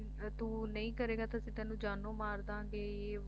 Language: Punjabi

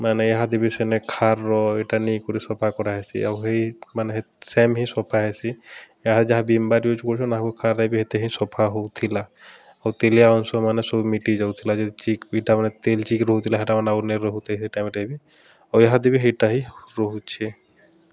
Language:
Odia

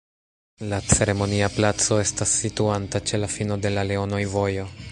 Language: Esperanto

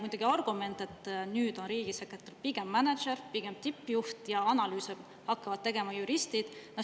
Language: Estonian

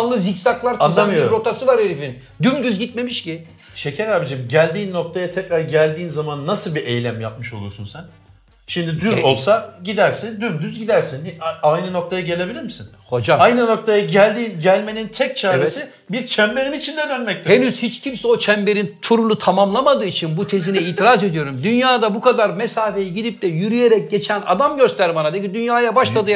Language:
Turkish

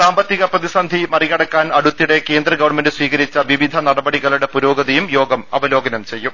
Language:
Malayalam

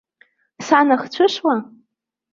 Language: Abkhazian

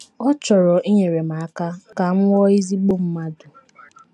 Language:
Igbo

